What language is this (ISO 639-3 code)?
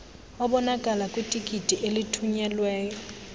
xho